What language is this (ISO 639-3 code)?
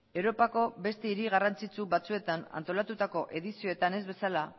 eus